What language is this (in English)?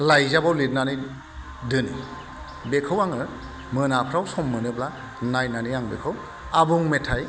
Bodo